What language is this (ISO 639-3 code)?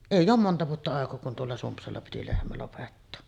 fin